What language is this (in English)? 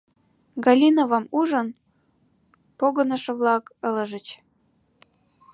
Mari